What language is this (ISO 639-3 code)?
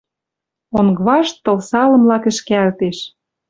mrj